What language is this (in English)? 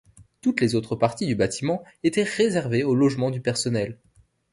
French